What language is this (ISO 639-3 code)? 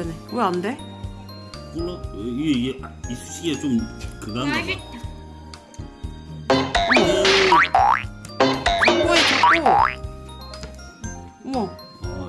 kor